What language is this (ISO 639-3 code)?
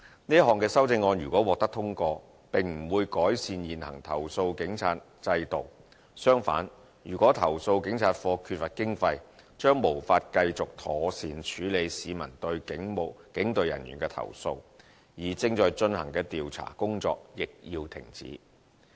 yue